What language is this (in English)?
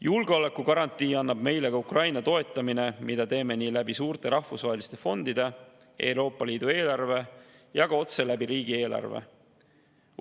Estonian